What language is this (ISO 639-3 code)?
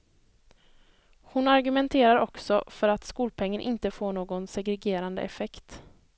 swe